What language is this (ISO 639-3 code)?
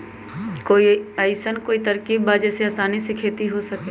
mag